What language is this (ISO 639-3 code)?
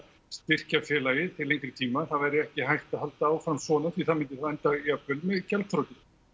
isl